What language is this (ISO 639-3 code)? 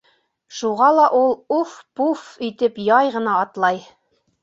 bak